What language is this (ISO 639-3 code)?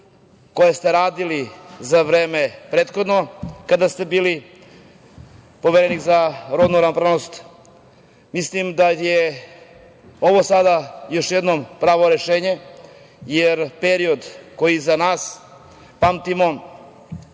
srp